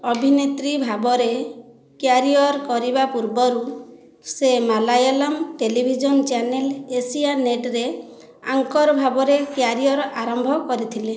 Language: Odia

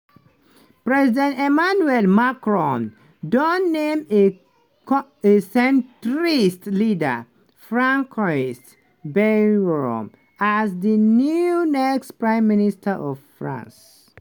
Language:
Nigerian Pidgin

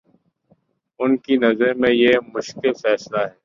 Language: Urdu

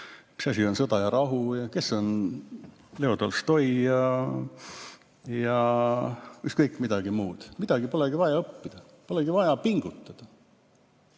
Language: Estonian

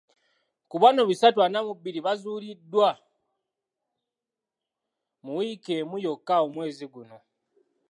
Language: Ganda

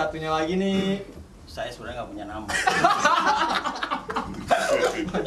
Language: Indonesian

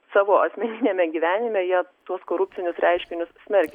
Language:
Lithuanian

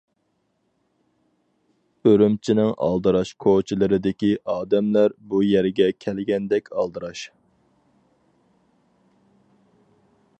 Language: Uyghur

